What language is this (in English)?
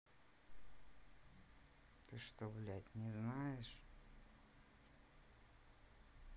Russian